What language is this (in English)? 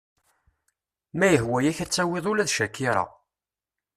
Kabyle